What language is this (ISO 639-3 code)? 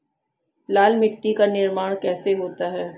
hin